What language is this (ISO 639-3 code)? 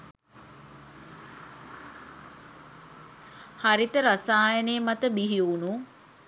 sin